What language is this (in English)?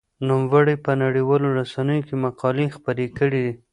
Pashto